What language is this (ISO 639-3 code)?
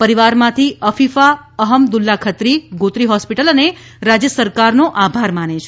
guj